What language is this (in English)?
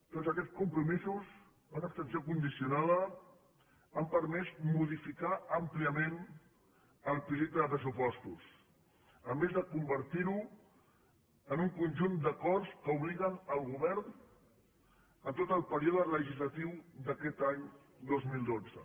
Catalan